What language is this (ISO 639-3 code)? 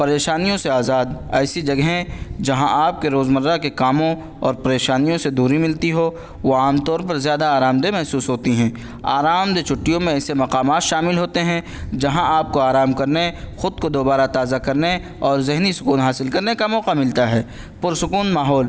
urd